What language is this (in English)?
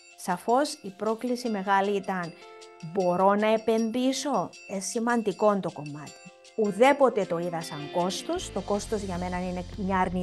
Greek